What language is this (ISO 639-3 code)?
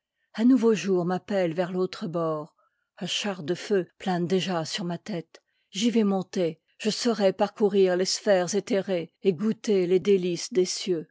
fra